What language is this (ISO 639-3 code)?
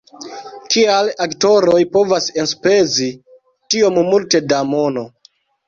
epo